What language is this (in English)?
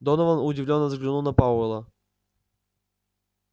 Russian